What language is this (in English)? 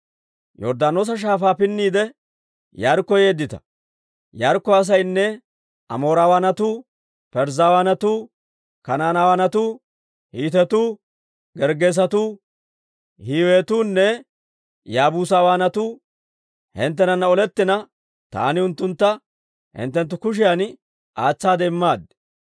Dawro